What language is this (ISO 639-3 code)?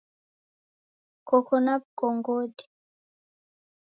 dav